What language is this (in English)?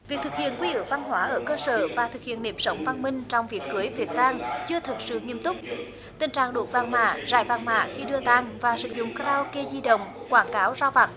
Vietnamese